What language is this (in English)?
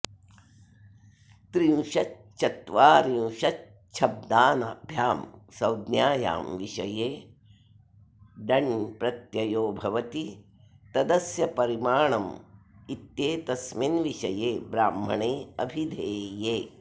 Sanskrit